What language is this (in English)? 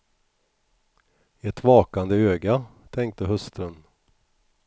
Swedish